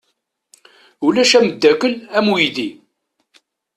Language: Kabyle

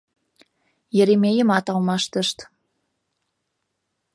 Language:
Mari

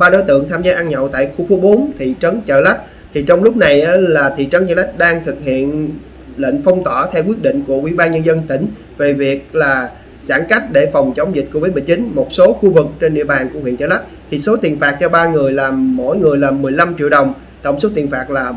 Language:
Vietnamese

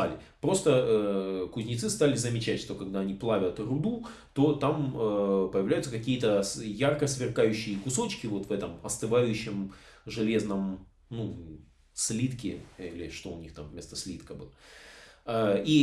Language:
Russian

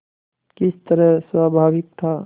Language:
Hindi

